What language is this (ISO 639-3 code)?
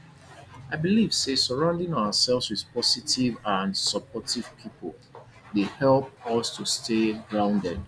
pcm